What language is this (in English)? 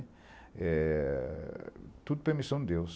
Portuguese